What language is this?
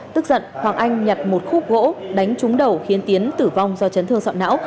Vietnamese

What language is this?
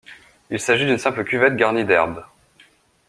French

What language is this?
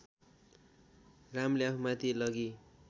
Nepali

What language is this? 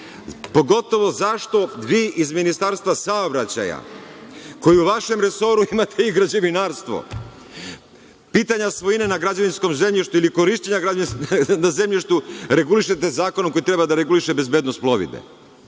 Serbian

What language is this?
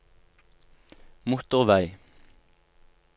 Norwegian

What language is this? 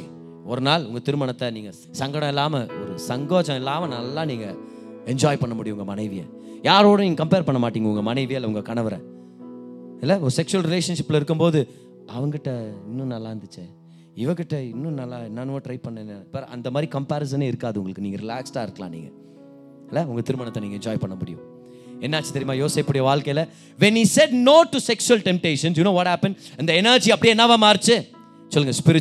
Tamil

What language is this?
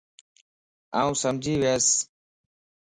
Lasi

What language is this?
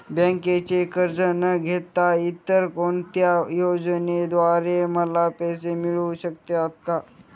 Marathi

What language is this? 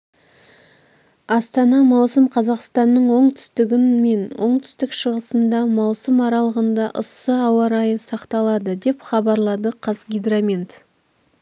Kazakh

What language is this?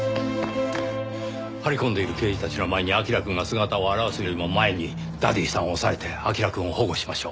Japanese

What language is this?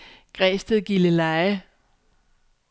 Danish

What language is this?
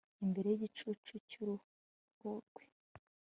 Kinyarwanda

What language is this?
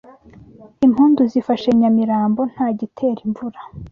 Kinyarwanda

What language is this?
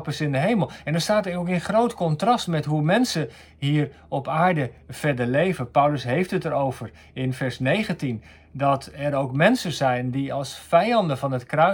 Dutch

